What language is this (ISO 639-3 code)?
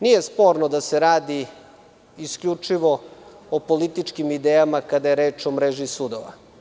srp